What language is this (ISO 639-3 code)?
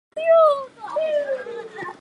zho